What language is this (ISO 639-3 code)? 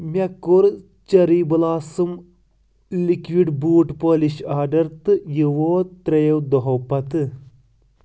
kas